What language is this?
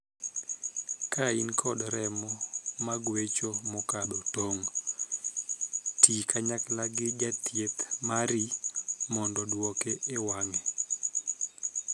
Luo (Kenya and Tanzania)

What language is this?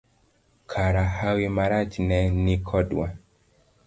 Luo (Kenya and Tanzania)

